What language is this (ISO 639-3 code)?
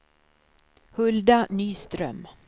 swe